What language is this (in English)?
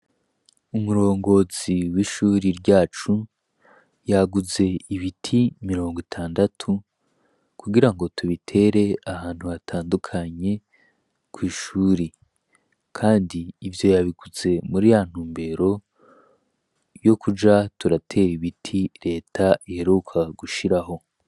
Rundi